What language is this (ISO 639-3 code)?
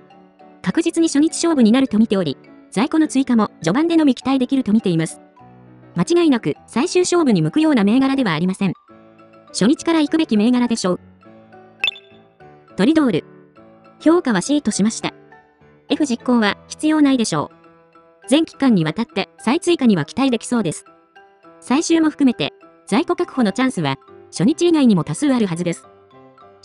jpn